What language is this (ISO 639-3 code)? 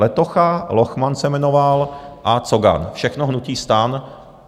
ces